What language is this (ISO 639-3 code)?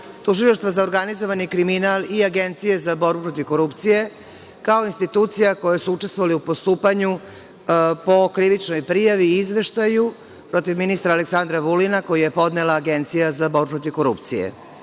srp